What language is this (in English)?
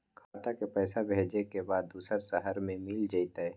Magahi